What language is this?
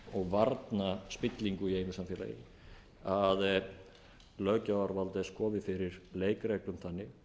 Icelandic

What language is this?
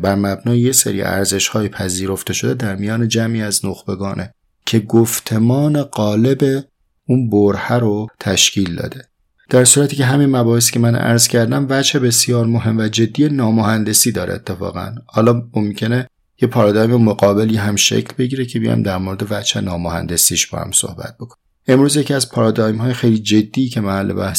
Persian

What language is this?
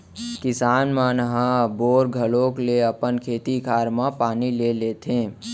Chhattisgarhi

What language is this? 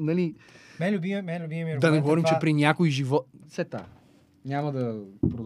Bulgarian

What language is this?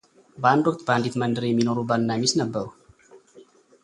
Amharic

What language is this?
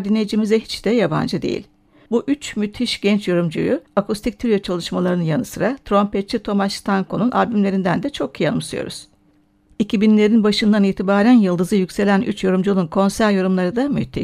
Turkish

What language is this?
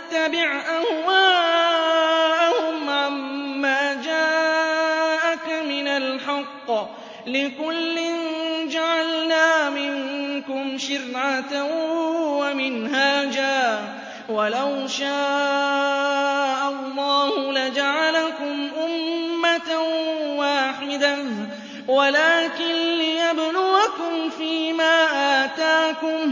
Arabic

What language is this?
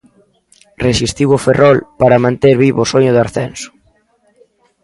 Galician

